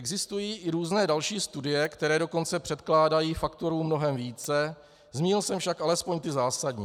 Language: Czech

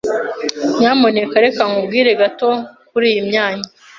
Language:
Kinyarwanda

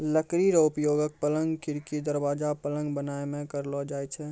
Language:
Maithili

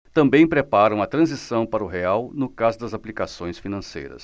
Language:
Portuguese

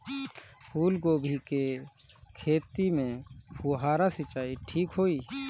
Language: Bhojpuri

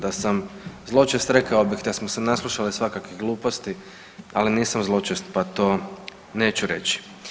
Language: Croatian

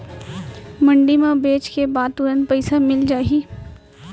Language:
Chhattisgarhi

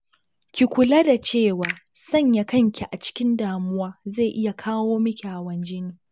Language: Hausa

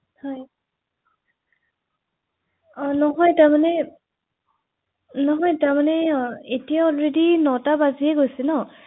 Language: Assamese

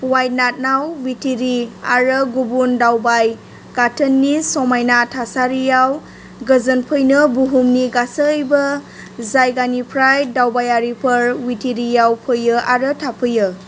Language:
Bodo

